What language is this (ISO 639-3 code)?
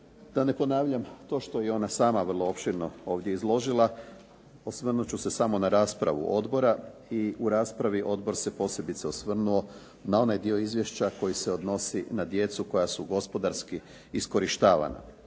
hrv